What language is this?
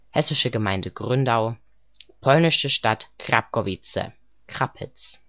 German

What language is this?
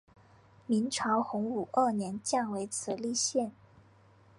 Chinese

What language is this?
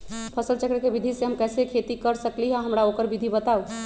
Magahi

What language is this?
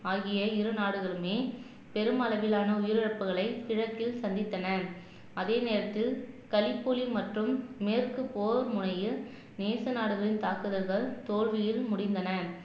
Tamil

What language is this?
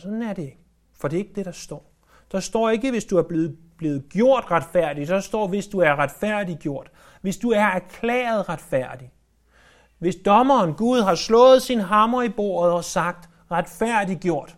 Danish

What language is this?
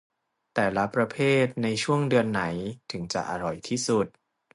Thai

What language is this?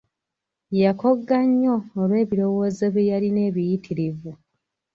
Ganda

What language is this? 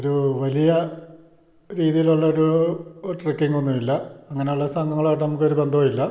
Malayalam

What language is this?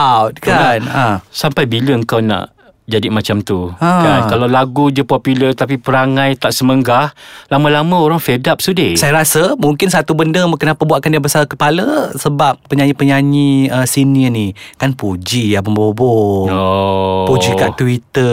Malay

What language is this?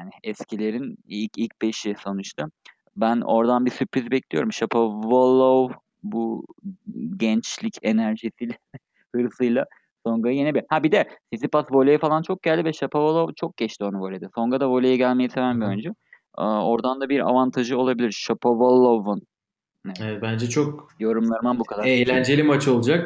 Turkish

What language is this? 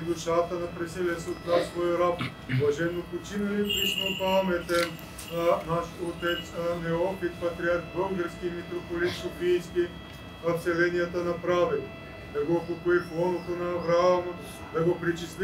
Bulgarian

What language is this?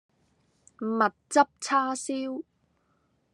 Cantonese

